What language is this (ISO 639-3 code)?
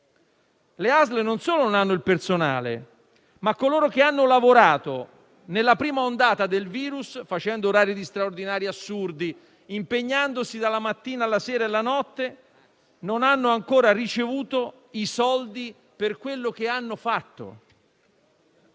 ita